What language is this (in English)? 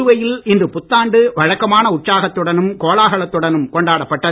Tamil